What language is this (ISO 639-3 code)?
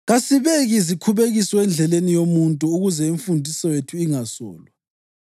nde